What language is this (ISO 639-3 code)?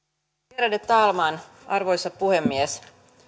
fin